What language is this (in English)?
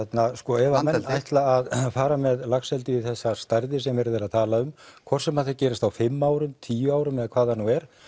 Icelandic